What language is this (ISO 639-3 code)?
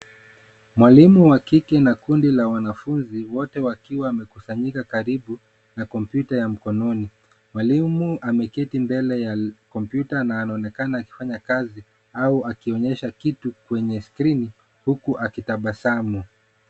swa